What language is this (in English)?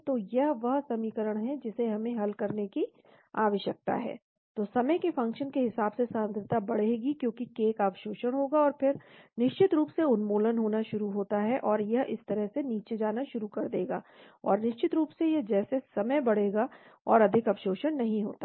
Hindi